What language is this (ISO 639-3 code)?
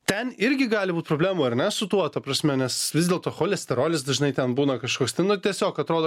lit